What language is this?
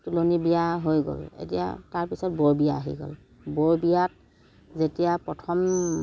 Assamese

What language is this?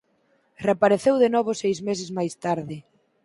Galician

